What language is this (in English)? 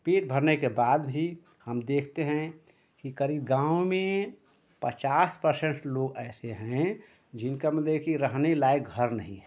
Hindi